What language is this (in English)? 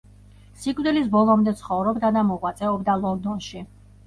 Georgian